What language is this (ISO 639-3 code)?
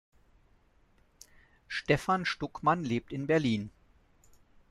deu